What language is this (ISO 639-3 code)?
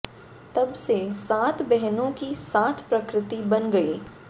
hin